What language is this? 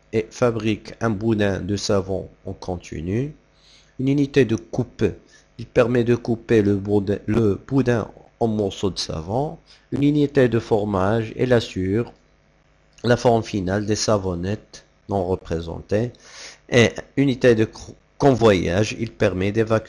French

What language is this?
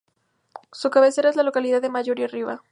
Spanish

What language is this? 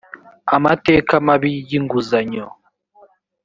Kinyarwanda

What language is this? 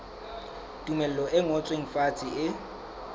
Southern Sotho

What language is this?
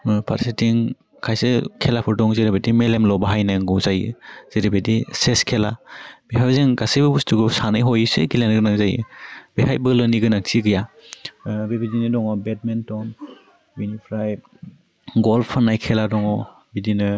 Bodo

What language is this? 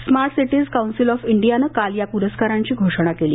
Marathi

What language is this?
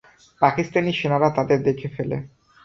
Bangla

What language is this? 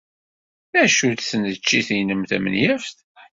Kabyle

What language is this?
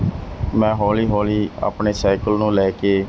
Punjabi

